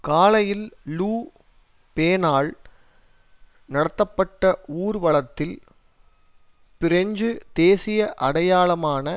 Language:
Tamil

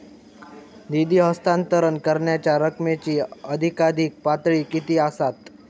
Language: Marathi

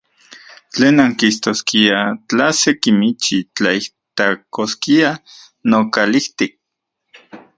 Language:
Central Puebla Nahuatl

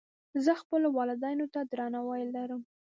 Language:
Pashto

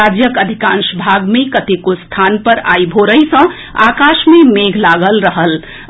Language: Maithili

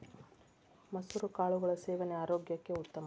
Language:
Kannada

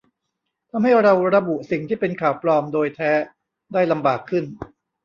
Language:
Thai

